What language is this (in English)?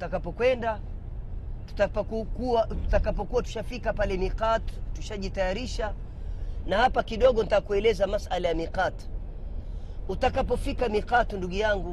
Swahili